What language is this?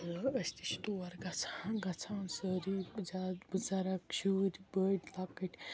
Kashmiri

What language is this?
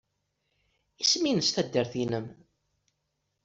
Kabyle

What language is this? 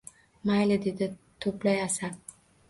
Uzbek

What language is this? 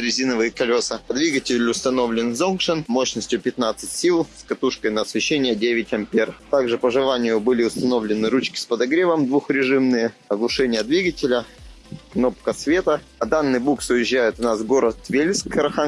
Russian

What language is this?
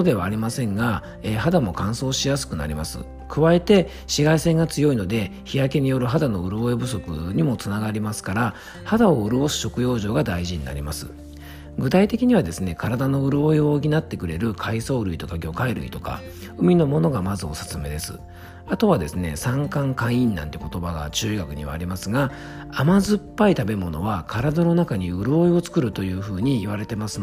Japanese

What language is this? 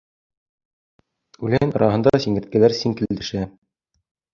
Bashkir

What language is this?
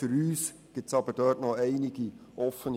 Swiss German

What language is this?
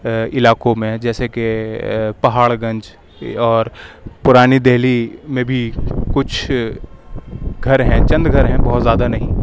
Urdu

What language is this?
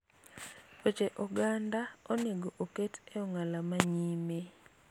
Luo (Kenya and Tanzania)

